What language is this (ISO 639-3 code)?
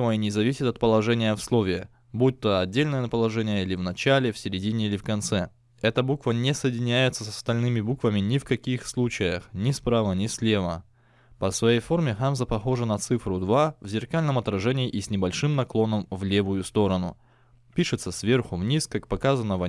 rus